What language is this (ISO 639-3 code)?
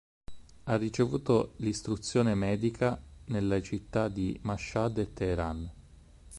ita